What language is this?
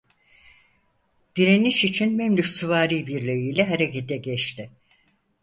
Turkish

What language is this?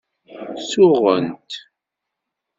Kabyle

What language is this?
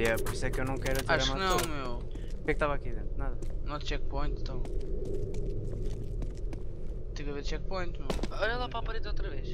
Portuguese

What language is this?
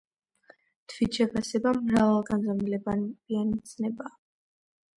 Georgian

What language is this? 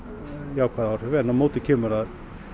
Icelandic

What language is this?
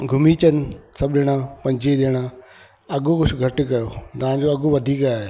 Sindhi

